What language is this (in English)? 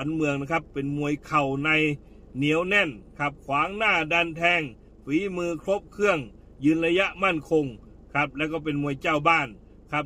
Thai